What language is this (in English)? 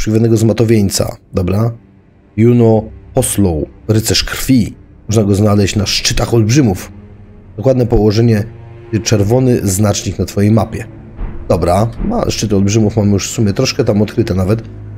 Polish